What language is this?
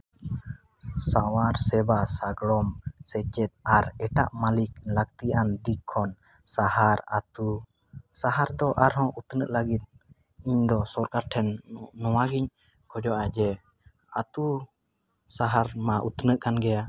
Santali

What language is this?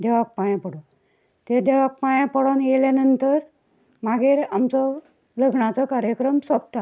Konkani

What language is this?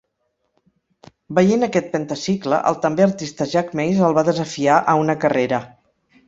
Catalan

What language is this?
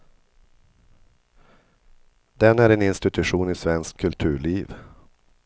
Swedish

